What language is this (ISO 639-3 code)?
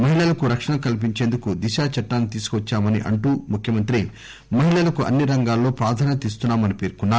tel